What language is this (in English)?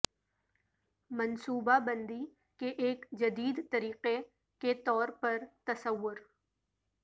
Urdu